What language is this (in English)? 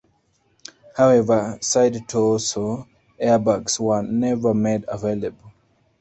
English